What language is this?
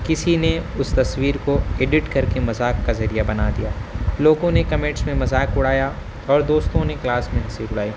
Urdu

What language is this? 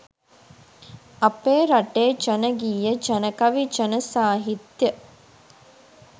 Sinhala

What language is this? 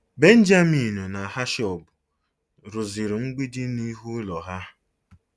Igbo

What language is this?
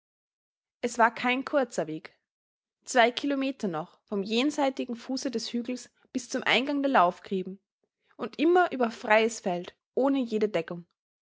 German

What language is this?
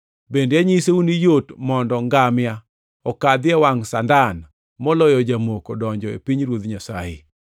Luo (Kenya and Tanzania)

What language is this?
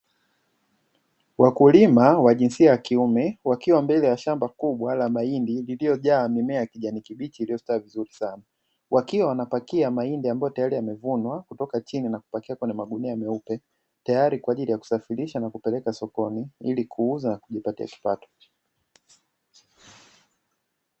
Swahili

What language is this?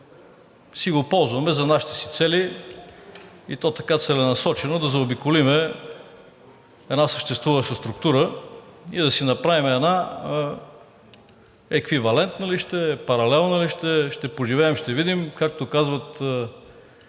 Bulgarian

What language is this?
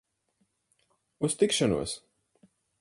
Latvian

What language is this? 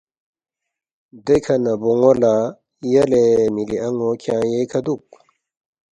Balti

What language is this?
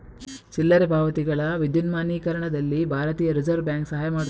Kannada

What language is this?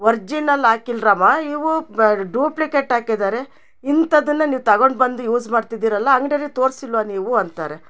Kannada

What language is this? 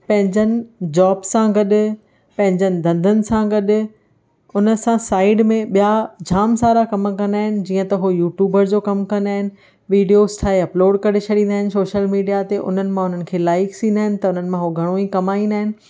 Sindhi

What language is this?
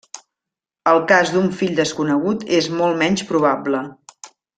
Catalan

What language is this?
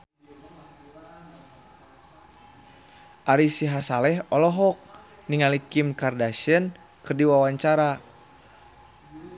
Sundanese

